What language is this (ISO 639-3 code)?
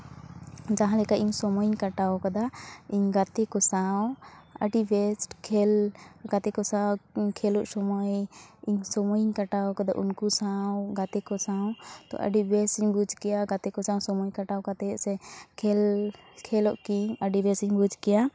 sat